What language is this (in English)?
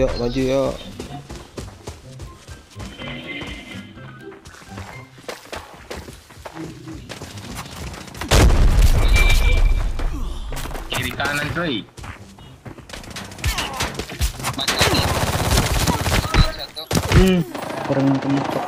Indonesian